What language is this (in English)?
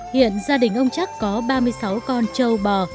Vietnamese